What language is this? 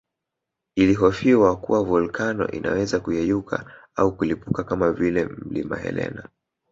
Swahili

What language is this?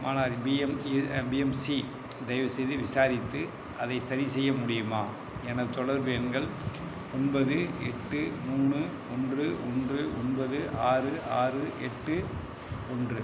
Tamil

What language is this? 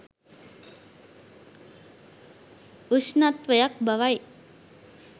Sinhala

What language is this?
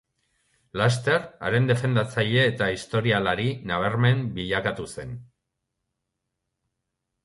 Basque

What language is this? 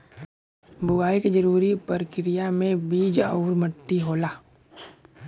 Bhojpuri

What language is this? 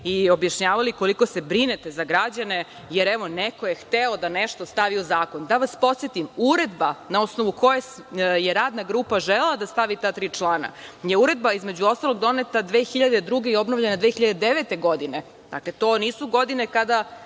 Serbian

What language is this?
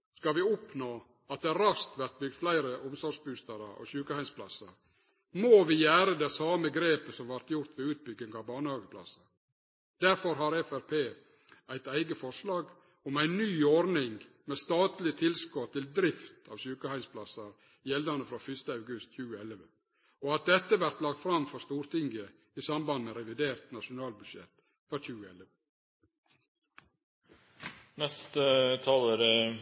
Norwegian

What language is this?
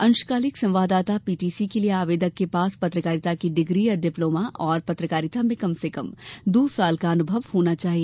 Hindi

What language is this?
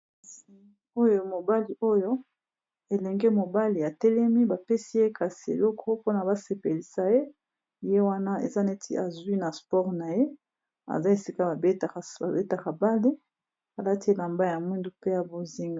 Lingala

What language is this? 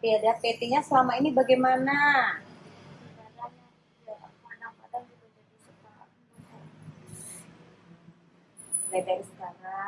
Indonesian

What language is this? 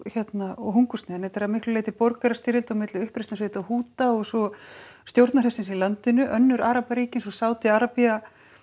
Icelandic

